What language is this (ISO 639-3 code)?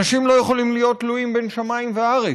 heb